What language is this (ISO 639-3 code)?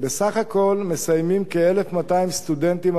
heb